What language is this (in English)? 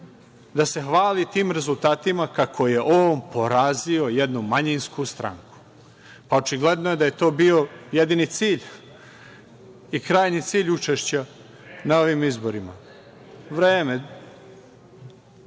Serbian